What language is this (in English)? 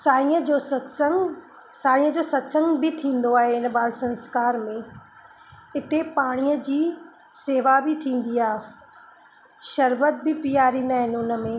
Sindhi